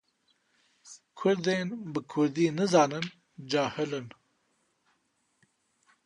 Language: Kurdish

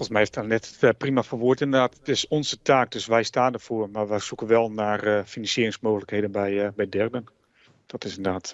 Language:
Dutch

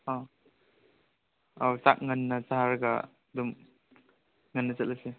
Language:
Manipuri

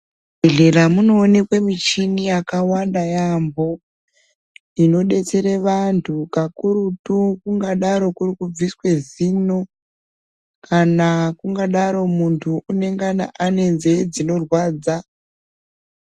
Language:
Ndau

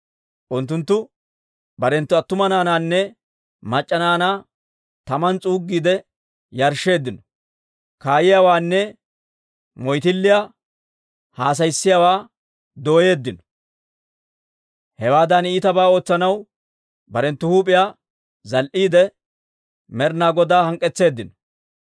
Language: Dawro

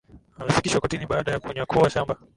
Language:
Swahili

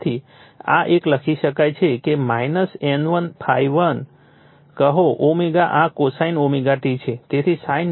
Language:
Gujarati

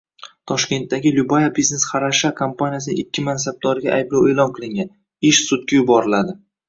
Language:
Uzbek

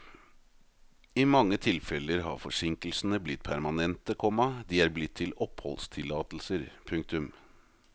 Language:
Norwegian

